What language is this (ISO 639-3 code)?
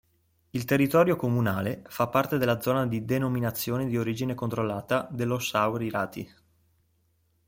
ita